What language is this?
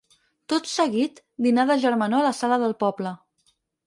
Catalan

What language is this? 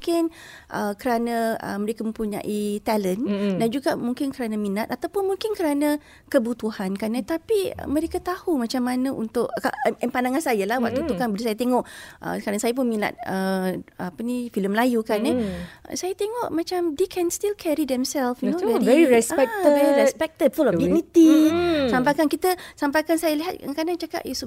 Malay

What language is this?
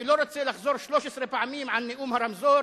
Hebrew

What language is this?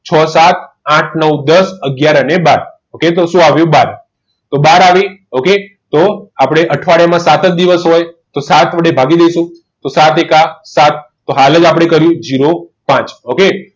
Gujarati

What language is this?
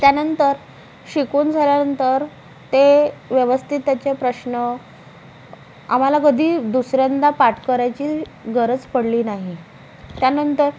Marathi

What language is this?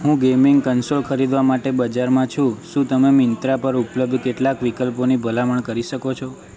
Gujarati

